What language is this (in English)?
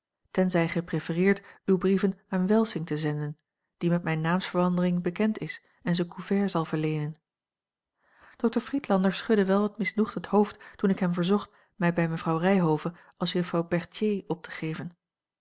Dutch